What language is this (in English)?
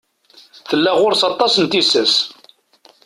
Kabyle